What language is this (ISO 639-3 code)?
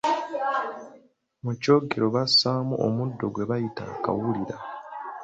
lug